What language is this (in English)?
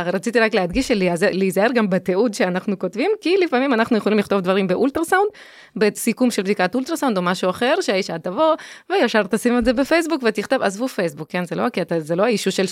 Hebrew